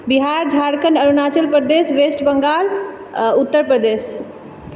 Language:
Maithili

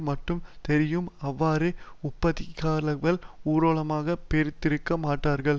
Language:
Tamil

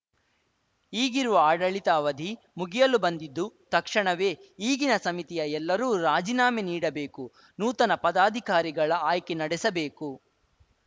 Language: Kannada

